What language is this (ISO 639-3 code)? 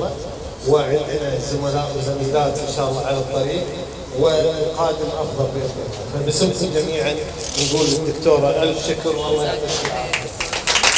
ara